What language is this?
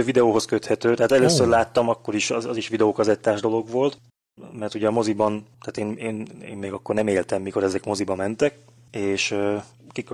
Hungarian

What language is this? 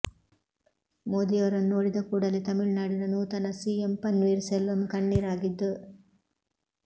Kannada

